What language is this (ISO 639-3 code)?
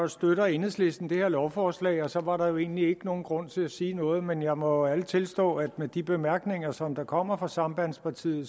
dan